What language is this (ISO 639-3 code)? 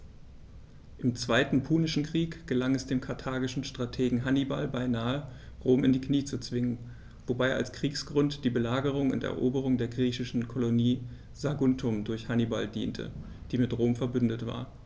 deu